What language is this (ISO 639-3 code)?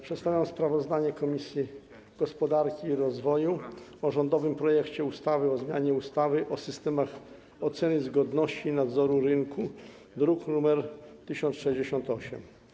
pol